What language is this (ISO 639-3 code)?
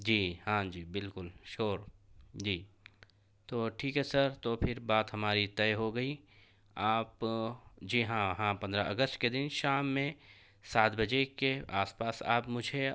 urd